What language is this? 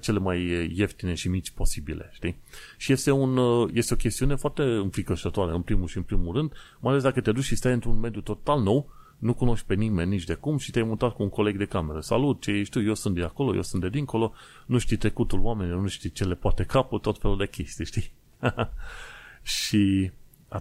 Romanian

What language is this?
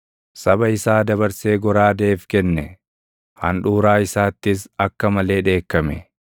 Oromo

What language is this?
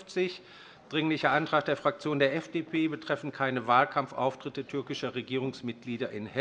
German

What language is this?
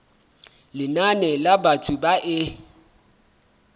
Southern Sotho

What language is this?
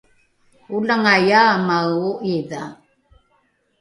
Rukai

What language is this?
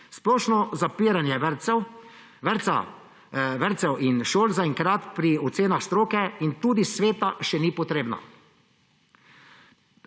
Slovenian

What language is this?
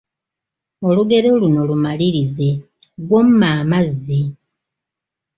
Ganda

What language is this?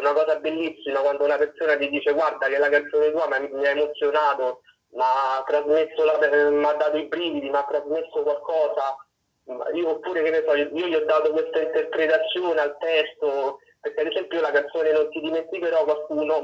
Italian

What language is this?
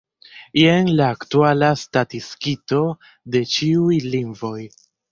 Esperanto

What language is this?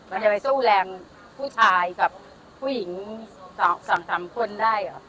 Thai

